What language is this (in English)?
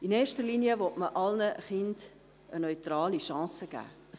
Swiss German